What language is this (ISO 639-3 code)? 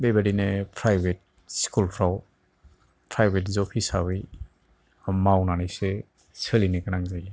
brx